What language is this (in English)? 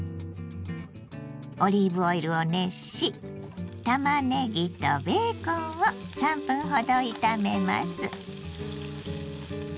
Japanese